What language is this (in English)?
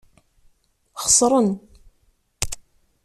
Kabyle